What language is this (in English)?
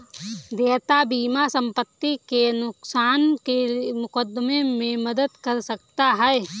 Hindi